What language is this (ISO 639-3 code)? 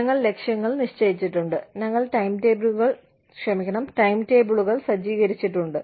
mal